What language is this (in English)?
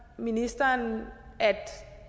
Danish